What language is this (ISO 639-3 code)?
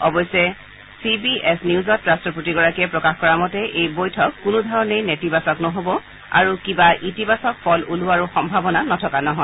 asm